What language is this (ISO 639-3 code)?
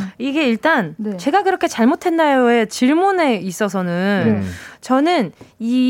kor